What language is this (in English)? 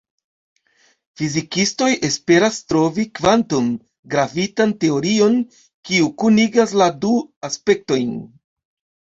Esperanto